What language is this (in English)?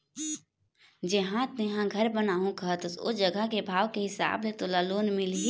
Chhattisgarhi